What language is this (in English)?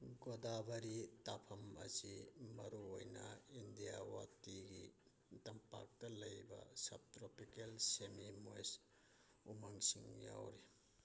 Manipuri